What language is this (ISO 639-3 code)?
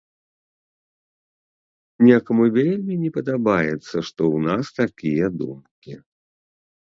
bel